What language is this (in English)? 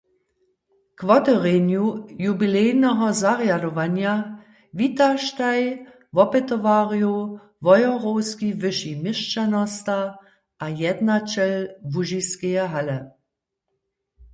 Upper Sorbian